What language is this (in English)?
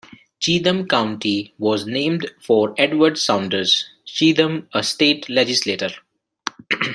English